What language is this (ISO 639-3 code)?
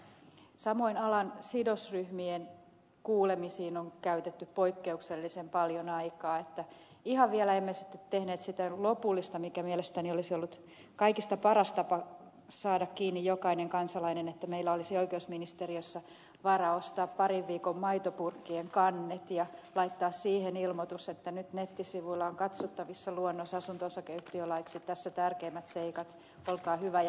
fin